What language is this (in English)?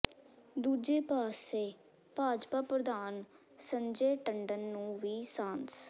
Punjabi